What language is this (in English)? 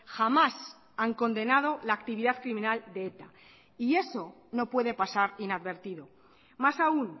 Spanish